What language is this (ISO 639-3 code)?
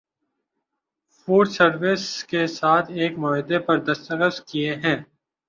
urd